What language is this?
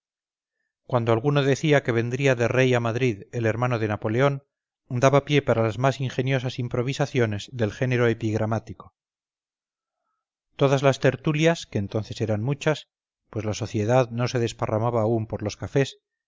Spanish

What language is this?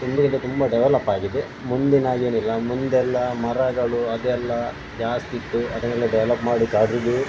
Kannada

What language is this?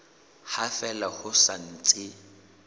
Southern Sotho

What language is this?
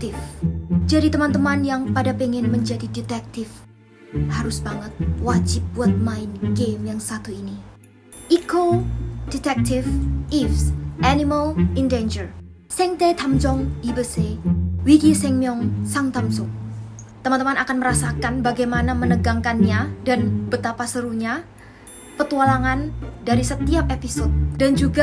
Indonesian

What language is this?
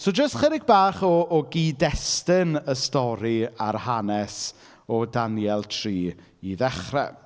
Welsh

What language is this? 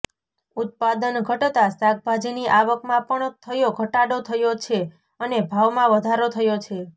Gujarati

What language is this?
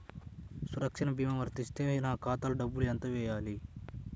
Telugu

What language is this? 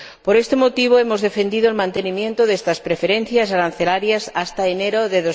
Spanish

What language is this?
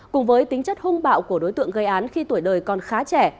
Vietnamese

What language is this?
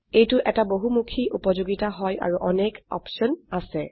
Assamese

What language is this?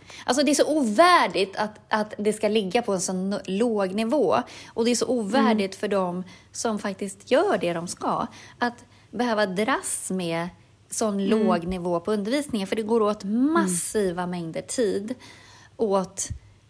Swedish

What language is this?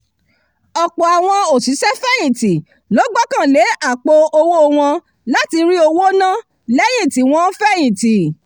Yoruba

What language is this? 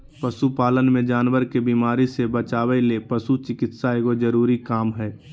Magahi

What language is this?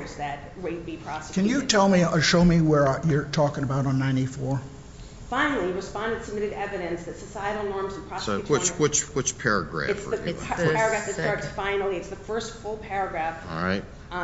English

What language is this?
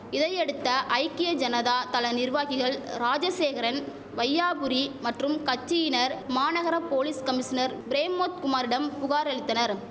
Tamil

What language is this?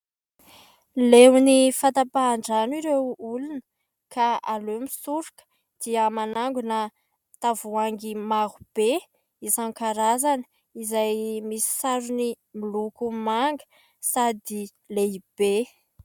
Malagasy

